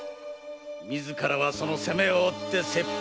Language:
Japanese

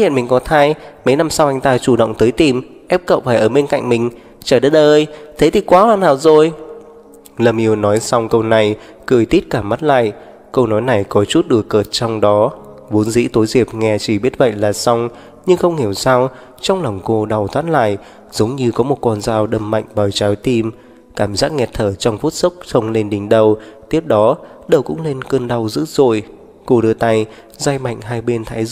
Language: Vietnamese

